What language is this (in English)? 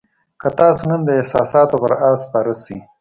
Pashto